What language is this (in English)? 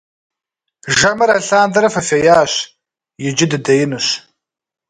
Kabardian